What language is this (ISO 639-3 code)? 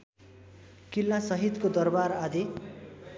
nep